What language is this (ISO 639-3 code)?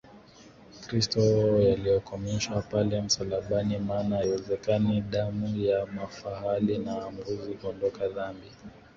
swa